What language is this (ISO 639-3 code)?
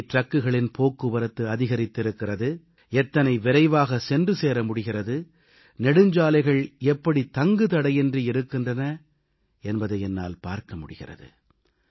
tam